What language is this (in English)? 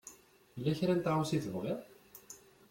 Kabyle